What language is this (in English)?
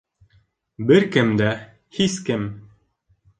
Bashkir